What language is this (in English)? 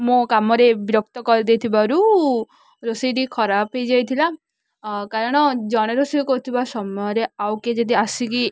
Odia